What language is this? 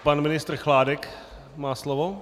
Czech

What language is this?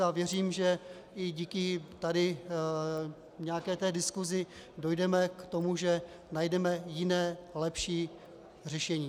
Czech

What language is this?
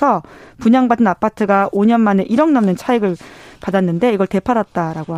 Korean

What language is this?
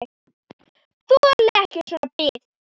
Icelandic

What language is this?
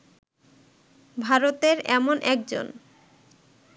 Bangla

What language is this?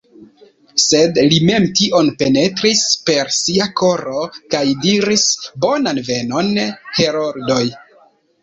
Esperanto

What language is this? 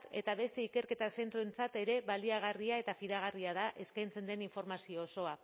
Basque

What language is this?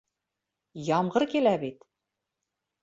Bashkir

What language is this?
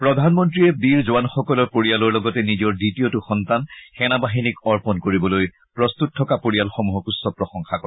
Assamese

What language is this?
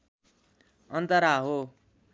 Nepali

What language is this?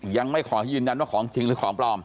Thai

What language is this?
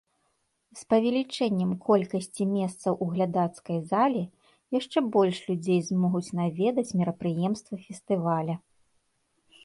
Belarusian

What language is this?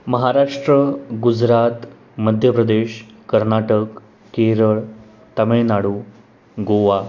Marathi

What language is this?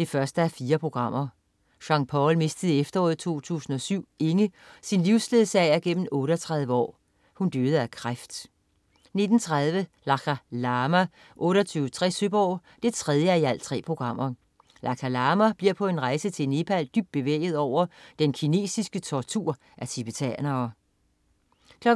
Danish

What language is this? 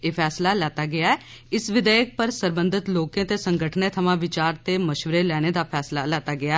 Dogri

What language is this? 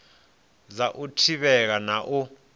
Venda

